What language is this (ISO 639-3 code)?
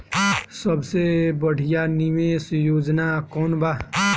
bho